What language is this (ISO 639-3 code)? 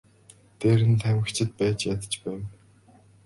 mon